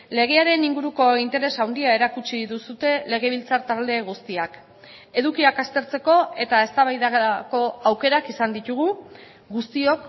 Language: Basque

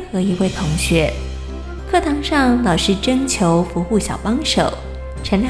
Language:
Chinese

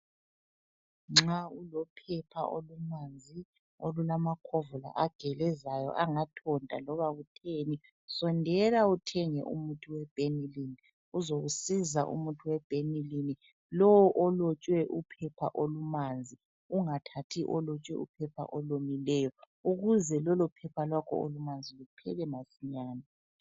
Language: North Ndebele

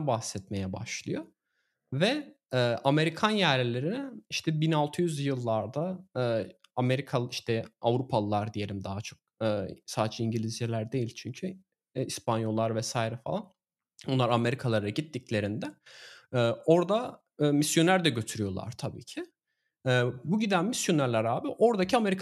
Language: Turkish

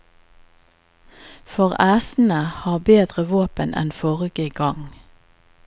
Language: Norwegian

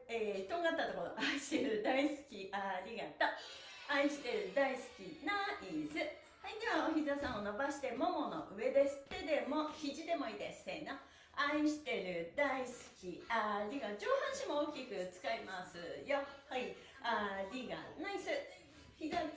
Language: Japanese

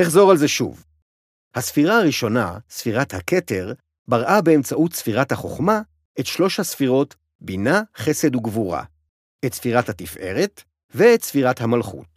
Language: Hebrew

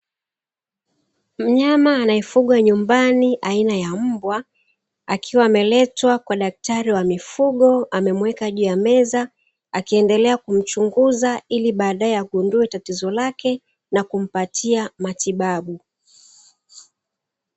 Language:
Swahili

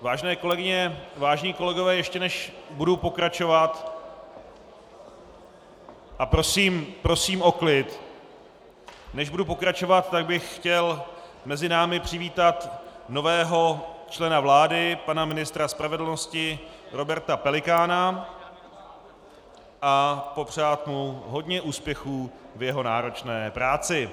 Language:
Czech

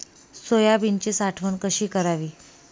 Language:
Marathi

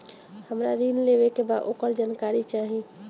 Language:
Bhojpuri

